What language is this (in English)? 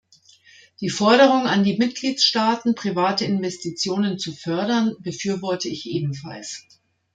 German